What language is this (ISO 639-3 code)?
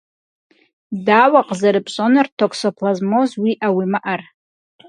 kbd